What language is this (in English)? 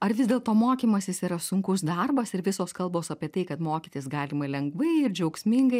Lithuanian